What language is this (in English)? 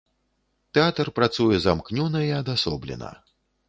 Belarusian